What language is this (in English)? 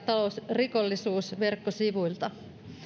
Finnish